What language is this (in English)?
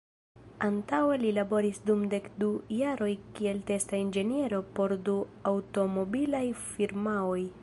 Esperanto